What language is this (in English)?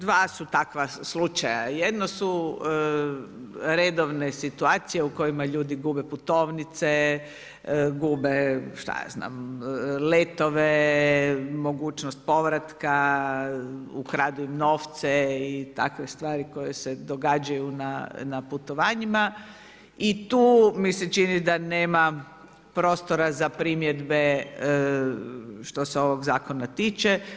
Croatian